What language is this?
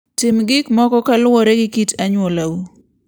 Luo (Kenya and Tanzania)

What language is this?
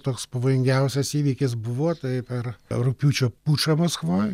Lithuanian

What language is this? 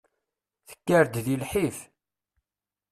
Kabyle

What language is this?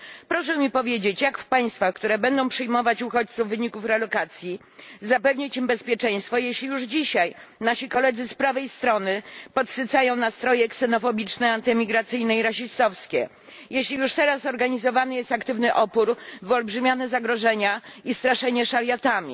Polish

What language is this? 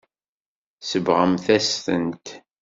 Kabyle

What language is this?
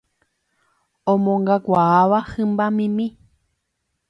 Guarani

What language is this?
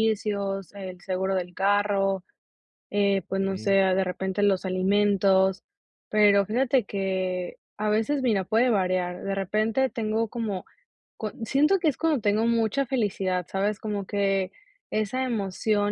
Spanish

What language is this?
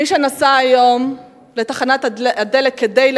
Hebrew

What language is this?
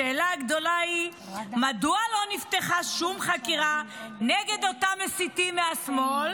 Hebrew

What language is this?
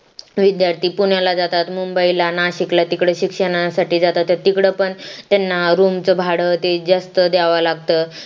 Marathi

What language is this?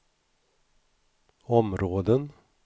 Swedish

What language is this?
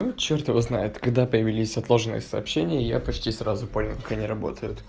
Russian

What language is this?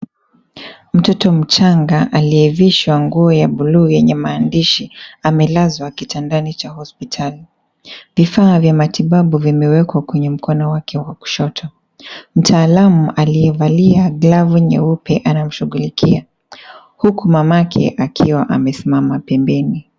Swahili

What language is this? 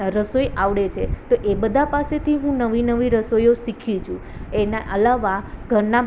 Gujarati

